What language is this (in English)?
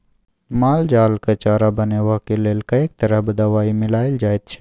Maithili